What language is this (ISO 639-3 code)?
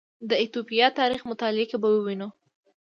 pus